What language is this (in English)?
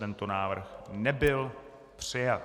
Czech